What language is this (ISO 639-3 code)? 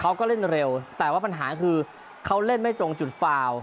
tha